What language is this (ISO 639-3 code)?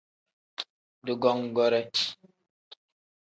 kdh